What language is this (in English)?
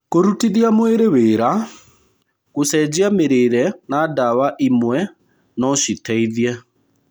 Kikuyu